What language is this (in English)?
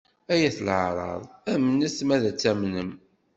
Kabyle